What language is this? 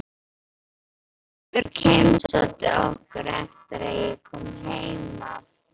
Icelandic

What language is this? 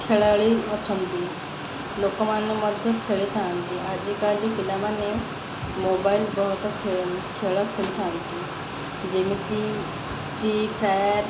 Odia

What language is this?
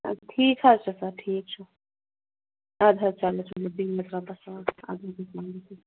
Kashmiri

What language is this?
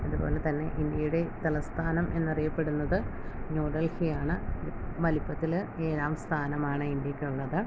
Malayalam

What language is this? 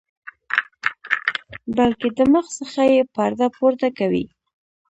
Pashto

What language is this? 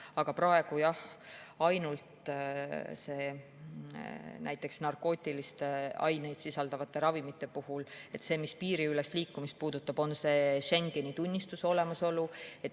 Estonian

